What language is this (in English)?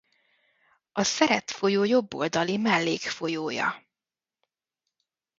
Hungarian